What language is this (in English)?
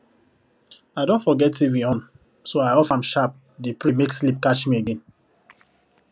Nigerian Pidgin